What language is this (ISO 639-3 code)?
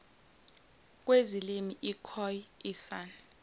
zul